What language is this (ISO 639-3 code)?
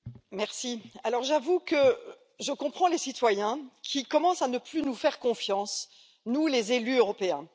fra